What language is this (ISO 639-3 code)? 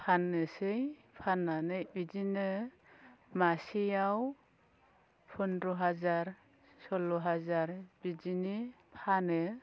brx